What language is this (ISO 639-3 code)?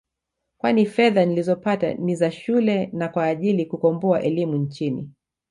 swa